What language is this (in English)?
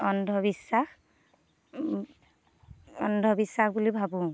Assamese